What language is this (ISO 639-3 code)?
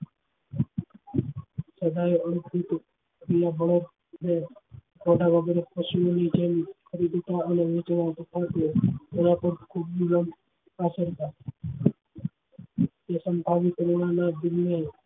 guj